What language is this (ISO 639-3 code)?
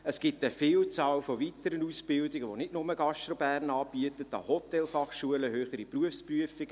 gsw